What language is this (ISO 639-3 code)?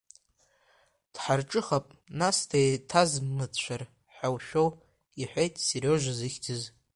abk